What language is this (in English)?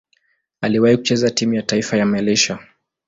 Swahili